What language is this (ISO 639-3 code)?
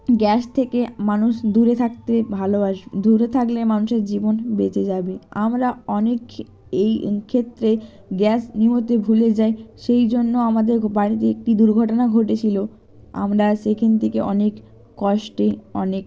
ben